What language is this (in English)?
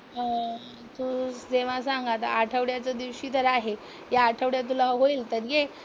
Marathi